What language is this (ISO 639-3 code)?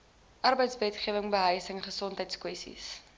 afr